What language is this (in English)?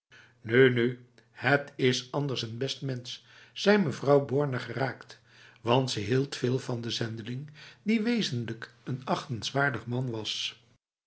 Dutch